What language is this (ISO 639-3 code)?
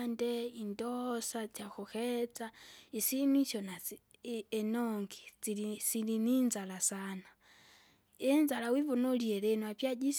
zga